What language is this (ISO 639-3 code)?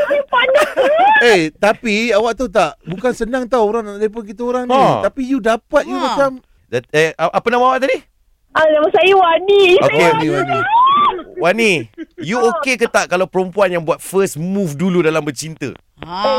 msa